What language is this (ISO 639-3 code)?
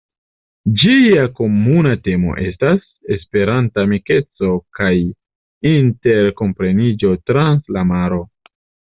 epo